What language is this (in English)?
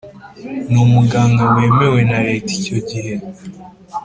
Kinyarwanda